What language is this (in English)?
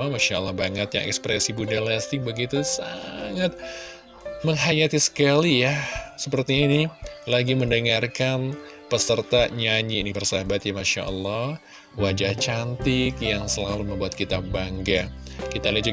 Indonesian